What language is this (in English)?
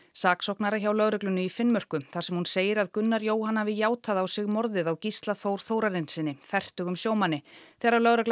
Icelandic